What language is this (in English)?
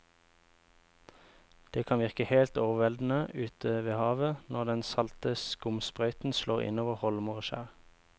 Norwegian